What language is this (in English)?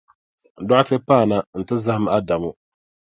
Dagbani